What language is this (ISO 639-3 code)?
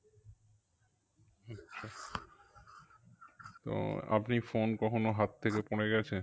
ben